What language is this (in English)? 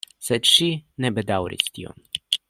Esperanto